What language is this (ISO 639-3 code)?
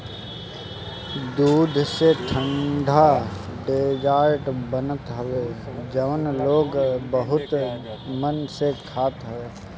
bho